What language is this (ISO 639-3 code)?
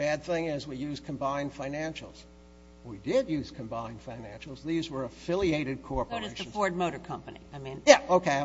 eng